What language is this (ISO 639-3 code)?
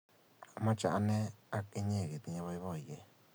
kln